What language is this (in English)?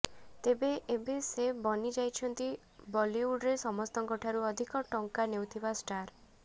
Odia